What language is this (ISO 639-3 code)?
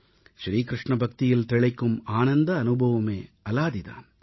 tam